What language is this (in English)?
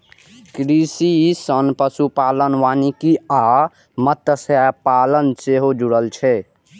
Maithili